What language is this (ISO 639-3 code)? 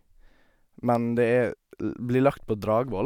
nor